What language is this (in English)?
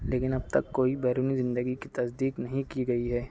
Urdu